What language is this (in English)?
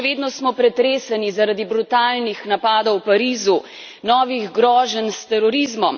Slovenian